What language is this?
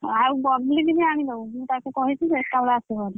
Odia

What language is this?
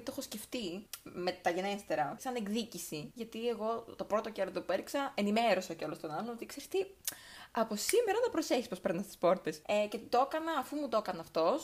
Greek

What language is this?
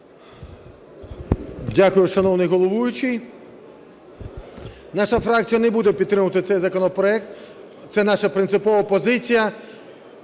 Ukrainian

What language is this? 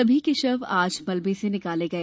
Hindi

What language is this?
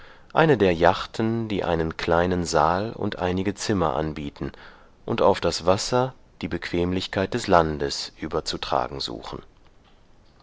German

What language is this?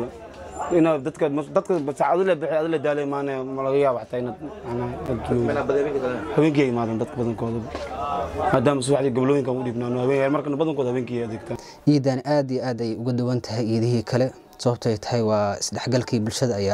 Arabic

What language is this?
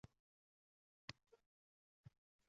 Uzbek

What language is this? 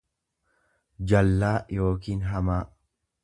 Oromo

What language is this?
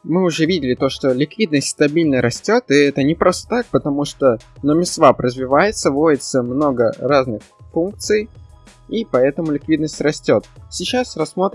Russian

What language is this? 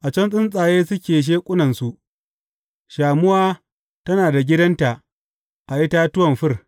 Hausa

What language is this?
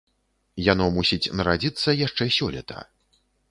Belarusian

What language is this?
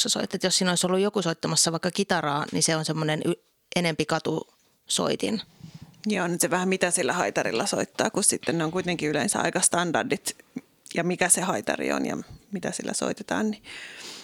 Finnish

